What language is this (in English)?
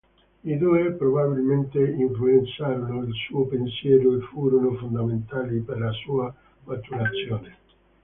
Italian